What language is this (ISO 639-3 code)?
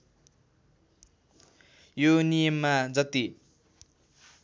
nep